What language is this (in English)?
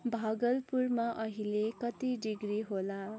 Nepali